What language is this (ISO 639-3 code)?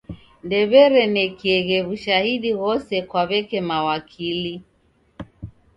dav